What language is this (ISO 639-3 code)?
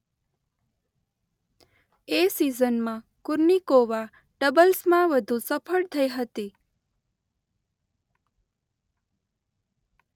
guj